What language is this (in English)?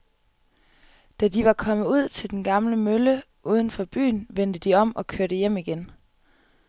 Danish